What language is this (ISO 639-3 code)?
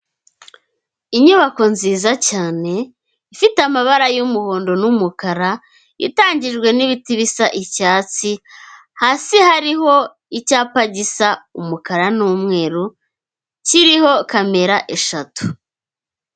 kin